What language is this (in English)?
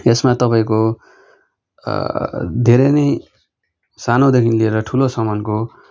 Nepali